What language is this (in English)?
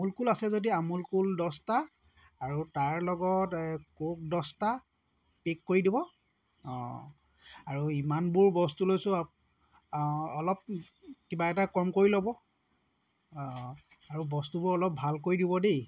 Assamese